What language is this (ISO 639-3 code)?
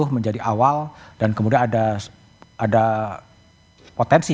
ind